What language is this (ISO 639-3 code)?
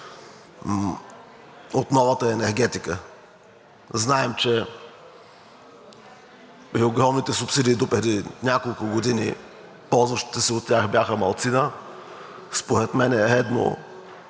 bul